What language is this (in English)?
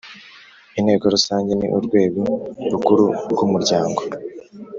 Kinyarwanda